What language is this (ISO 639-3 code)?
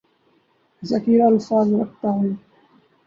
urd